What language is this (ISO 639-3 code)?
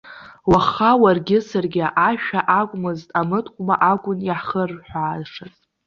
abk